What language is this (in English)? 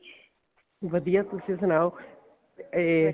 Punjabi